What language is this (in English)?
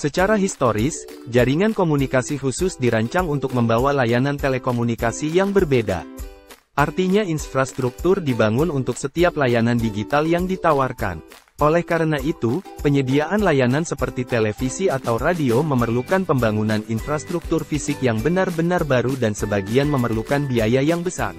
Indonesian